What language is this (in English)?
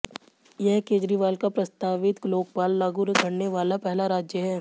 Hindi